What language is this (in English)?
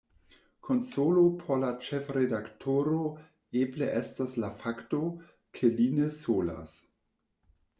Esperanto